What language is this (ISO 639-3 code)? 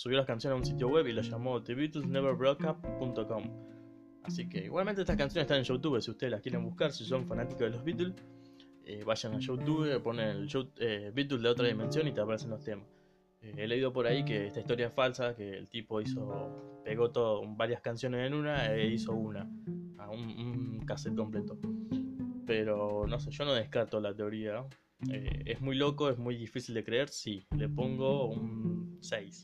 spa